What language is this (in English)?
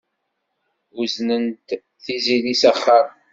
Kabyle